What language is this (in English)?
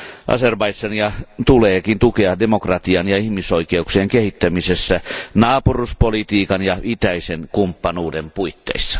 Finnish